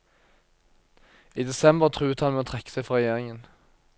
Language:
Norwegian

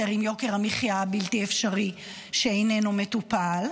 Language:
Hebrew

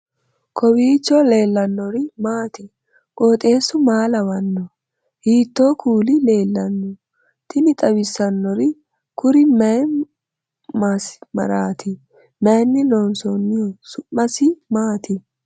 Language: Sidamo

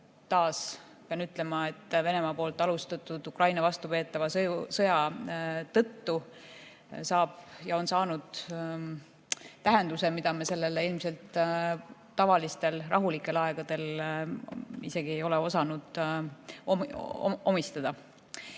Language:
Estonian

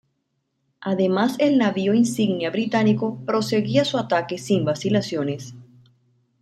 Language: Spanish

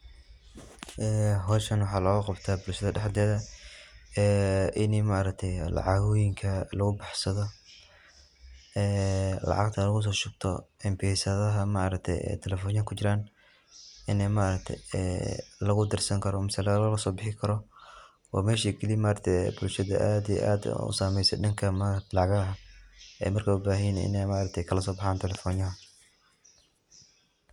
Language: Somali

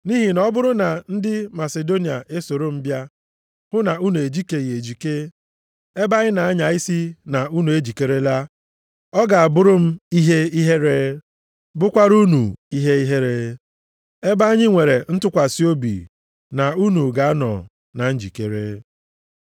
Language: Igbo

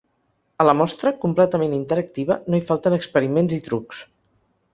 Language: Catalan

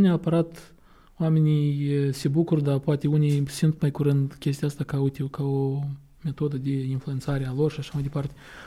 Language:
Romanian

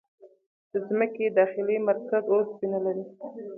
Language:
Pashto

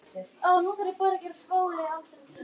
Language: Icelandic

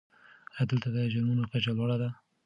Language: Pashto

